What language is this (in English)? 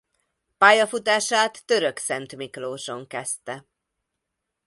Hungarian